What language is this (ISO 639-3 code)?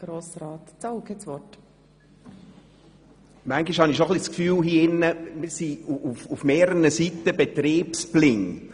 gsw